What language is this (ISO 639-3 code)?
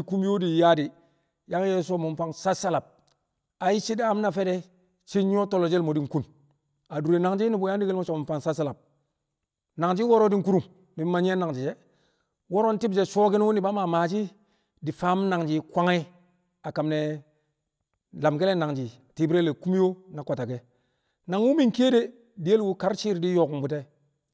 kcq